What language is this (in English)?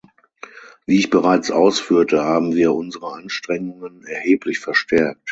German